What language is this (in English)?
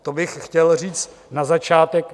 Czech